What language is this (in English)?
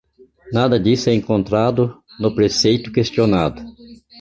Portuguese